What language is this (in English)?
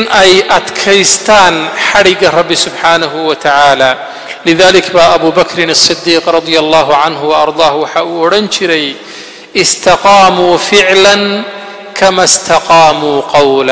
Arabic